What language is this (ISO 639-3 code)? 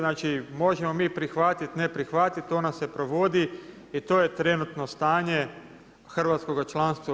hrv